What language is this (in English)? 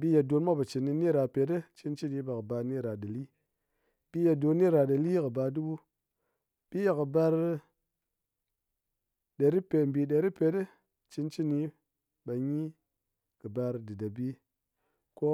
Ngas